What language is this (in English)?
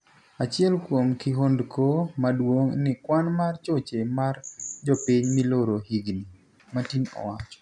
Luo (Kenya and Tanzania)